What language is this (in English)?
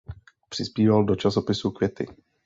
Czech